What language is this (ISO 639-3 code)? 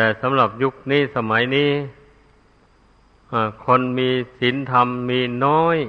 tha